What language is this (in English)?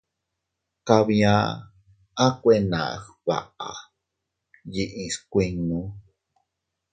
Teutila Cuicatec